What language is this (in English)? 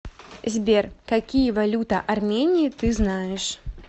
Russian